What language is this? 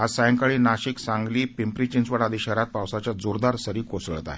Marathi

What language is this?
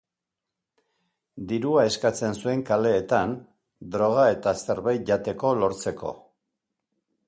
Basque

